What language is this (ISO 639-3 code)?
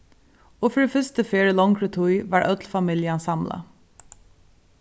fao